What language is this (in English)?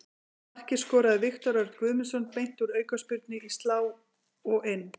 Icelandic